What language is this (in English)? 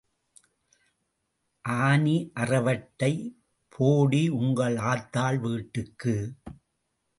Tamil